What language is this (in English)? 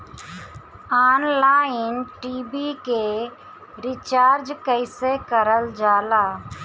Bhojpuri